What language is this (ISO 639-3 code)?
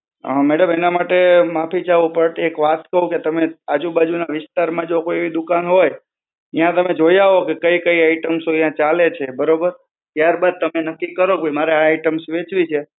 guj